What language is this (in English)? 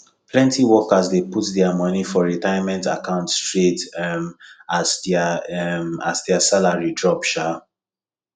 Nigerian Pidgin